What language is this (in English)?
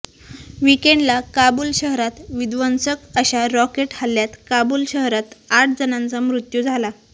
Marathi